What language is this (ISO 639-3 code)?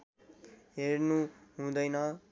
nep